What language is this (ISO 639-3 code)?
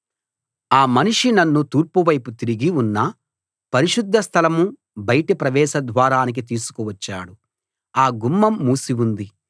tel